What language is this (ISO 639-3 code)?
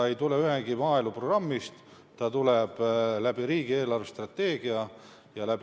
est